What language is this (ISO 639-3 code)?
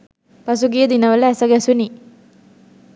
sin